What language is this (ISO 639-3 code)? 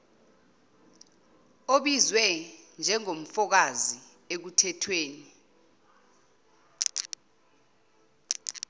zul